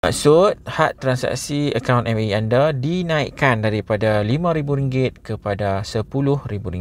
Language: Malay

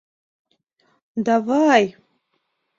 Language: Mari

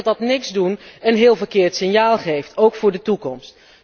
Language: Dutch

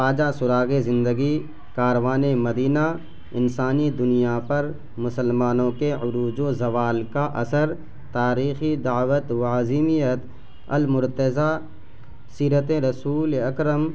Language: Urdu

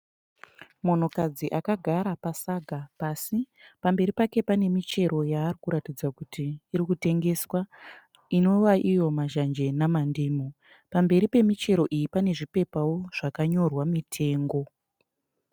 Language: Shona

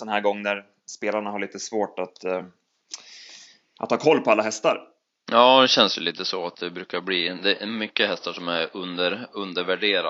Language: Swedish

